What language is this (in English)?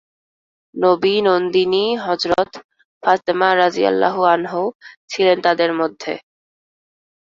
Bangla